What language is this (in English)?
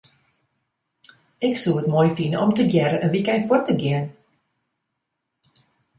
Western Frisian